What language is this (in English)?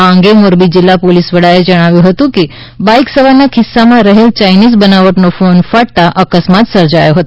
Gujarati